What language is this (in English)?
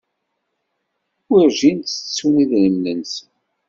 Kabyle